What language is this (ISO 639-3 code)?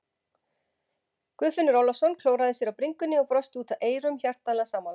isl